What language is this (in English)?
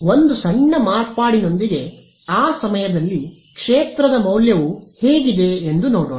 Kannada